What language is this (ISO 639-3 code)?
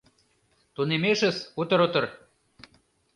chm